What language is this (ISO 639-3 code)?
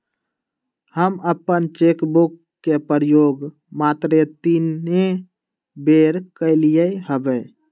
mag